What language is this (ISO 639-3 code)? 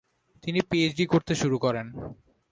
ben